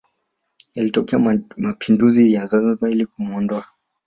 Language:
Swahili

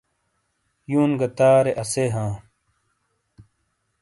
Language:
Shina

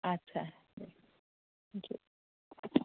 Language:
Bodo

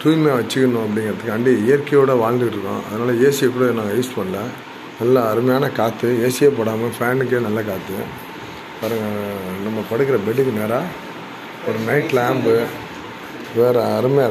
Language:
Romanian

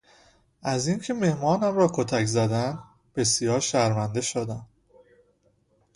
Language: Persian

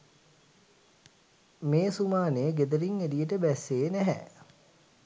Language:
Sinhala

